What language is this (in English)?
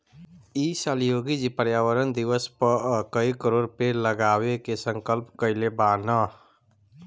Bhojpuri